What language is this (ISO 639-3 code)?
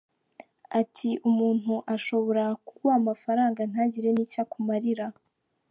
kin